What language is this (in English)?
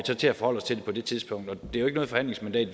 Danish